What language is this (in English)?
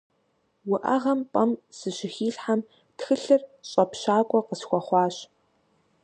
Kabardian